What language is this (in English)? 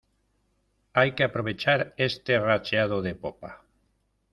Spanish